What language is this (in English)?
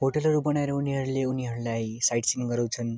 Nepali